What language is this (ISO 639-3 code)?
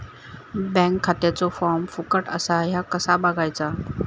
mar